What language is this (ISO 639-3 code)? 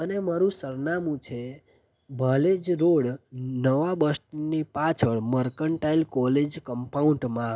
guj